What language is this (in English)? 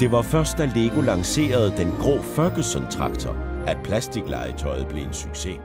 Danish